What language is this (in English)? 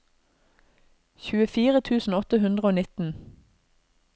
Norwegian